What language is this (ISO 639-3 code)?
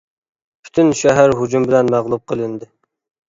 uig